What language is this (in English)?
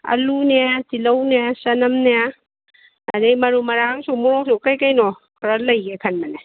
Manipuri